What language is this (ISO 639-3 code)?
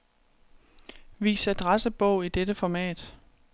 dan